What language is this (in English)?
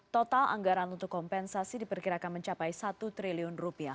Indonesian